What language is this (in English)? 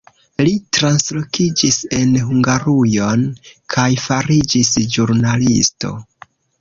Esperanto